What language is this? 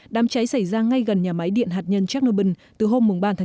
Vietnamese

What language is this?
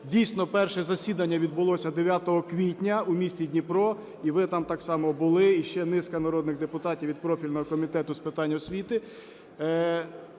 Ukrainian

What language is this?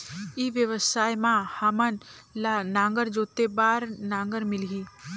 Chhattisgarhi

